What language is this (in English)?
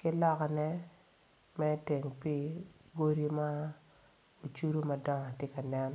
Acoli